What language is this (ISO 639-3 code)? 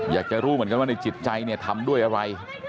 tha